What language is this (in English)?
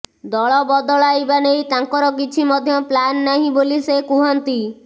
Odia